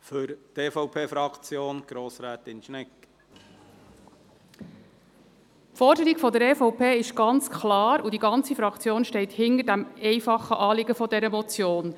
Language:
Swiss German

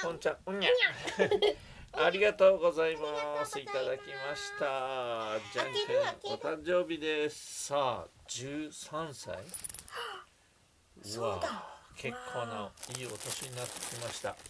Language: Japanese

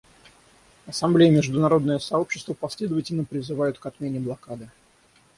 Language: Russian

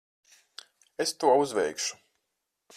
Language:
Latvian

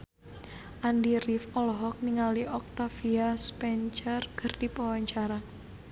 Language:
Sundanese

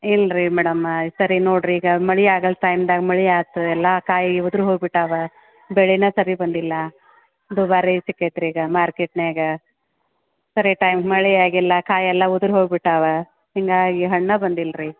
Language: Kannada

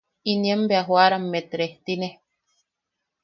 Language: Yaqui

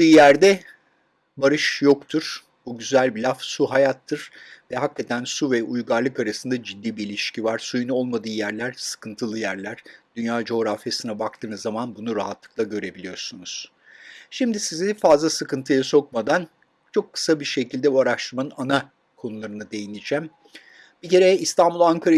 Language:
Turkish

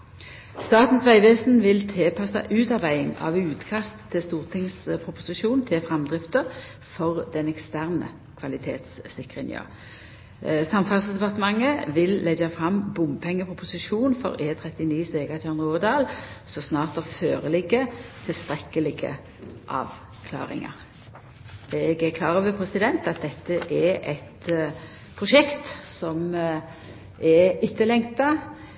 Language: Norwegian Nynorsk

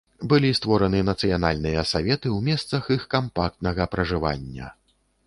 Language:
Belarusian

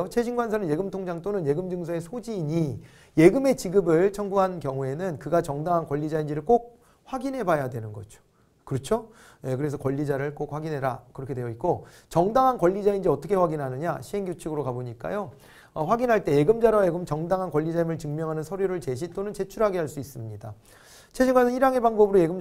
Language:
Korean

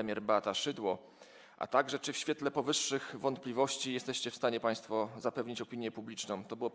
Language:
Polish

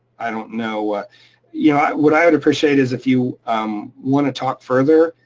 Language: English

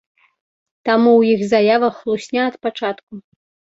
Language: Belarusian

